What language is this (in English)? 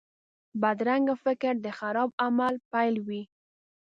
Pashto